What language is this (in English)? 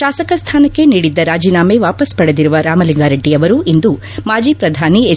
Kannada